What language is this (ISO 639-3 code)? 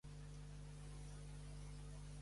cat